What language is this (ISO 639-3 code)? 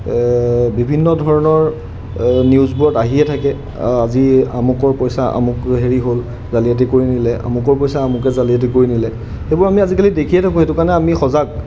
asm